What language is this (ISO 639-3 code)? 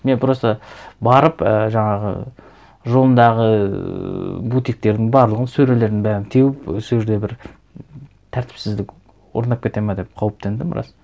kaz